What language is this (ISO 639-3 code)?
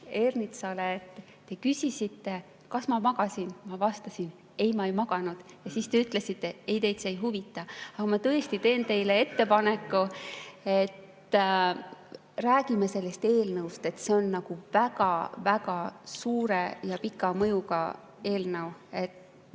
est